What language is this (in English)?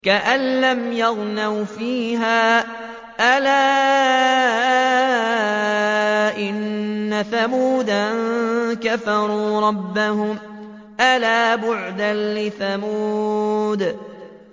Arabic